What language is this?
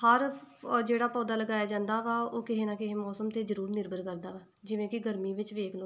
Punjabi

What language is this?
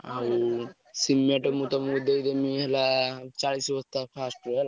Odia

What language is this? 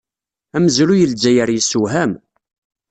Kabyle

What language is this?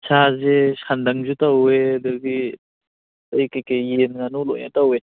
Manipuri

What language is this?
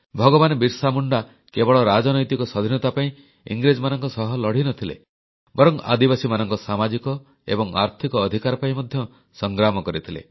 Odia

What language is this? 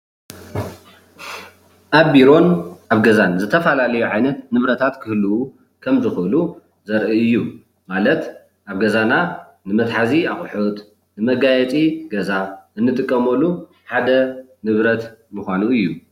Tigrinya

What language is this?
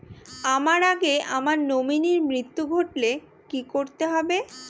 Bangla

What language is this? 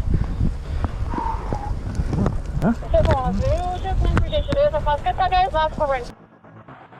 Portuguese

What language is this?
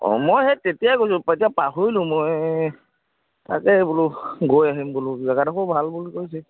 Assamese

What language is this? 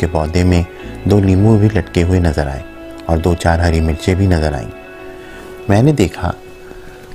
Urdu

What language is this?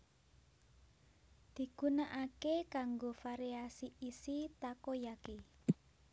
Javanese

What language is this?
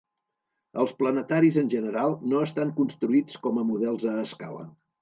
Catalan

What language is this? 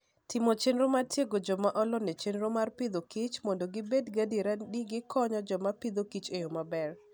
Luo (Kenya and Tanzania)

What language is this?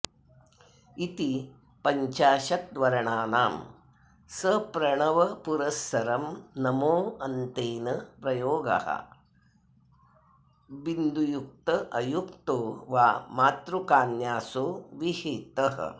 Sanskrit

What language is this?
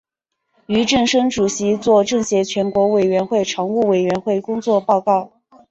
Chinese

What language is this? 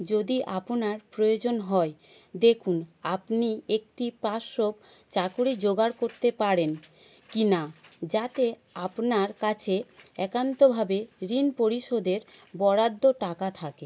Bangla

